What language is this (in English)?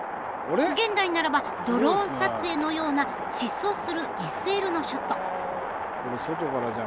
Japanese